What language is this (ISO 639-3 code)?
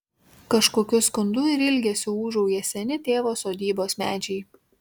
lit